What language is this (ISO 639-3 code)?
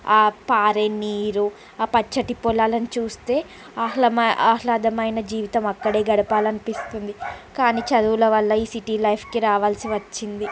tel